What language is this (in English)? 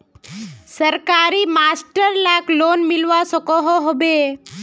Magahi